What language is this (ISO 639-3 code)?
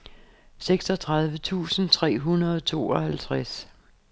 dan